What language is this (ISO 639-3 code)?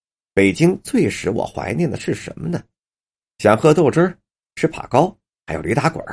zho